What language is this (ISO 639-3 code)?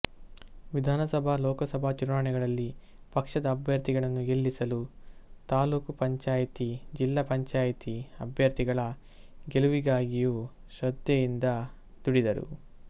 kan